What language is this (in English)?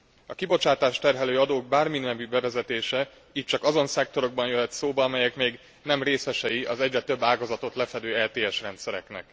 Hungarian